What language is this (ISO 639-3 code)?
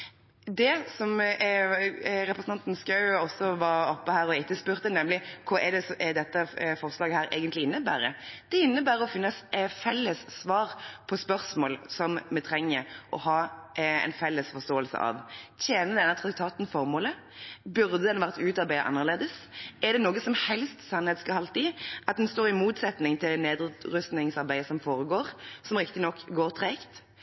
nob